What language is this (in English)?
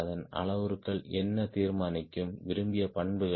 Tamil